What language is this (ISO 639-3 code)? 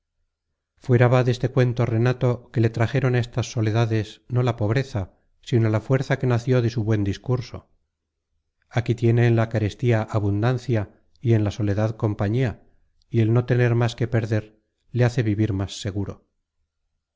spa